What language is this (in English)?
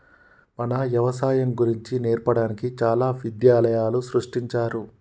Telugu